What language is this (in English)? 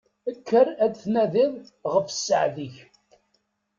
Kabyle